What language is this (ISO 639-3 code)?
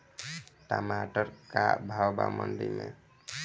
bho